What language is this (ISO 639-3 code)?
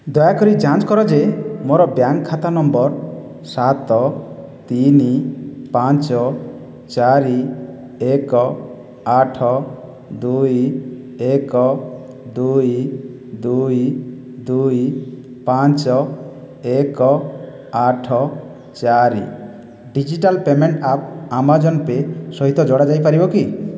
ori